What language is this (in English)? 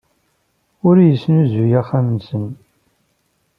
Kabyle